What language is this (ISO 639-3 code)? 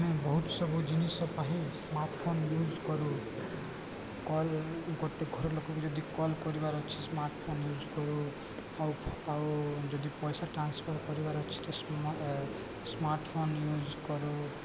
ori